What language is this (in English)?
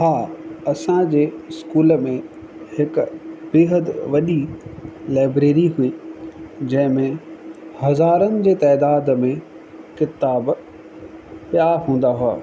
Sindhi